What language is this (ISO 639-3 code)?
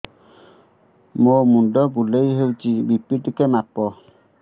ori